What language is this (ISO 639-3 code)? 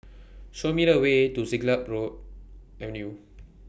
eng